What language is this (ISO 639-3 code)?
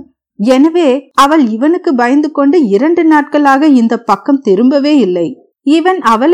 tam